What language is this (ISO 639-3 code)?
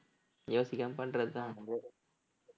tam